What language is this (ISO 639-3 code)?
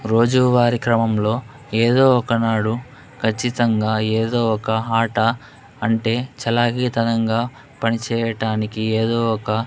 tel